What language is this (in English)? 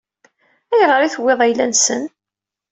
Kabyle